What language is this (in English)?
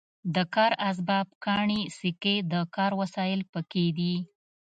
Pashto